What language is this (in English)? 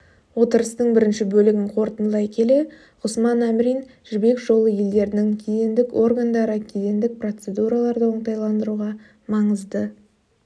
Kazakh